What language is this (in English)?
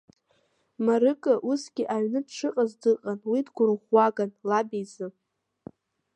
Abkhazian